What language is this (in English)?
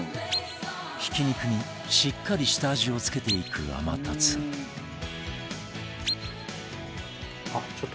Japanese